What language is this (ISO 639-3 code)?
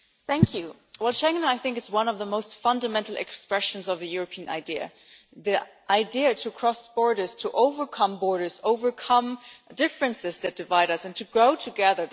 eng